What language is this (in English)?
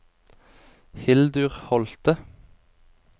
Norwegian